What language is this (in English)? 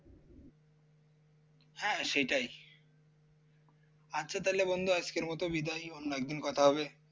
Bangla